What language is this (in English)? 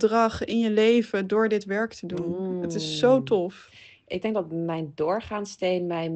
Dutch